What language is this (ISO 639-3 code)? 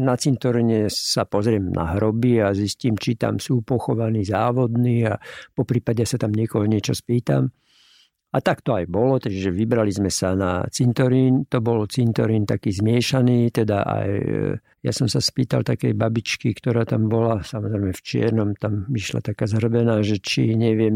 slk